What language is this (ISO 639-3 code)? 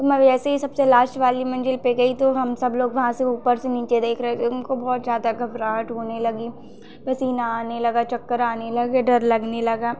hin